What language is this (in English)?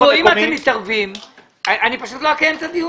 Hebrew